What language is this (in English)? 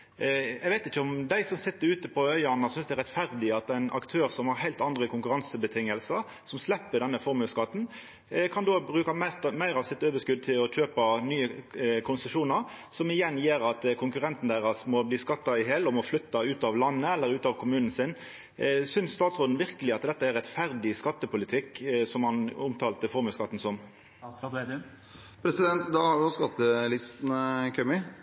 Norwegian